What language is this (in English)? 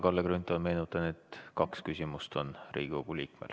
Estonian